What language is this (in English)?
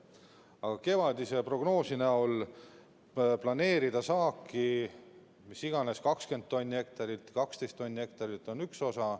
Estonian